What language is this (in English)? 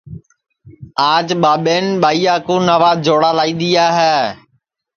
Sansi